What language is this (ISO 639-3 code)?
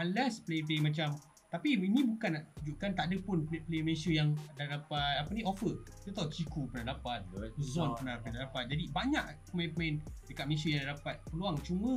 msa